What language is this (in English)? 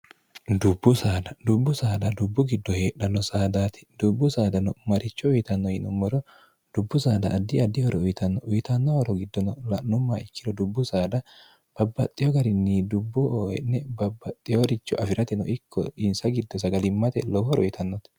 Sidamo